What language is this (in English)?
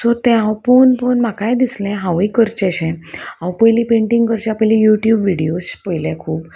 Konkani